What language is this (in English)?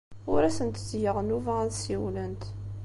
Kabyle